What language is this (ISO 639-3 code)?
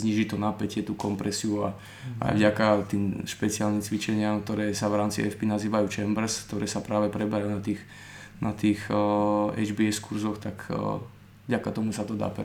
slk